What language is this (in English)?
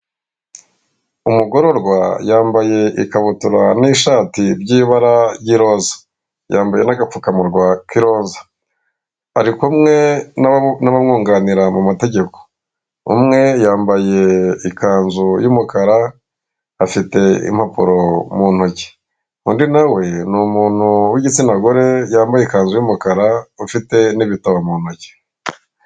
Kinyarwanda